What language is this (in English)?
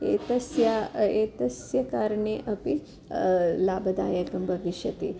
Sanskrit